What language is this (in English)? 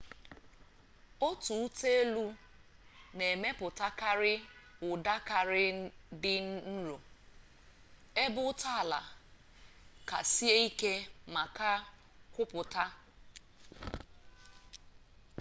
Igbo